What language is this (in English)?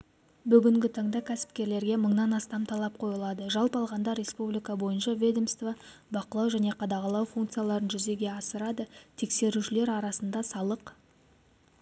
Kazakh